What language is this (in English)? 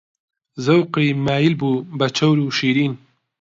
Central Kurdish